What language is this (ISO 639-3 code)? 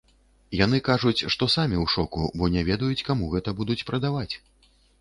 bel